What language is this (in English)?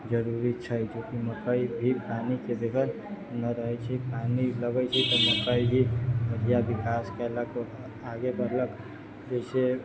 Maithili